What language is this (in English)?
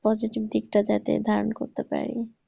Bangla